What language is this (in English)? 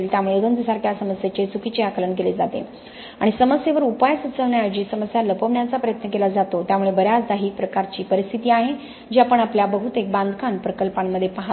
Marathi